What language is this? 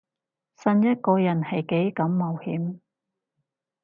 Cantonese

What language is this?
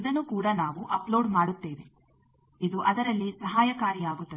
Kannada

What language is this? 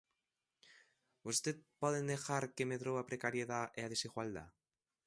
Galician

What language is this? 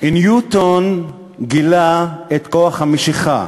Hebrew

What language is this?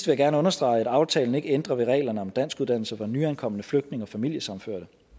Danish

